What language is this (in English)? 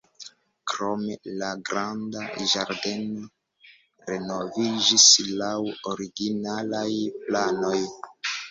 Esperanto